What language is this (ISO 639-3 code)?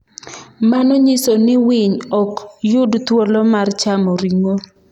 luo